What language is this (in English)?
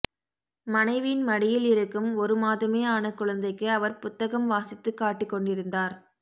Tamil